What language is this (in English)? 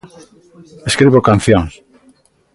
Galician